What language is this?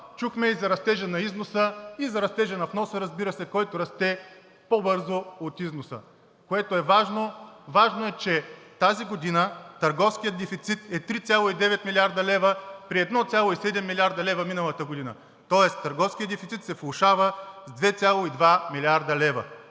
Bulgarian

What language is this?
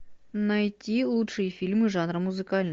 Russian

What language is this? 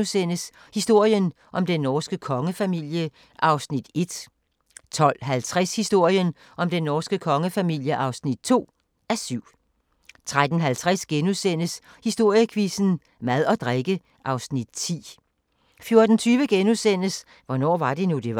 Danish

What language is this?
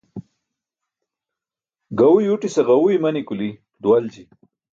Burushaski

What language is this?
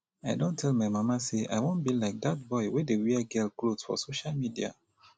Nigerian Pidgin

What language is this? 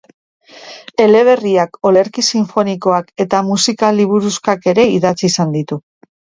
Basque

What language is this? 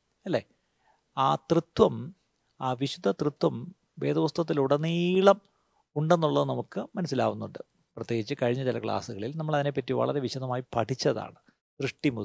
Malayalam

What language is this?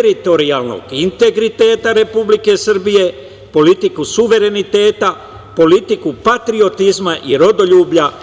Serbian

